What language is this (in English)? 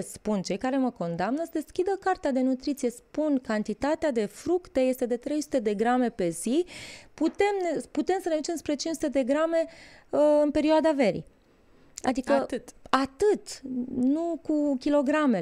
Romanian